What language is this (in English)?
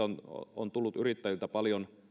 Finnish